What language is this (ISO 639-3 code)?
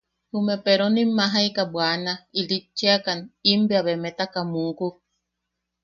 yaq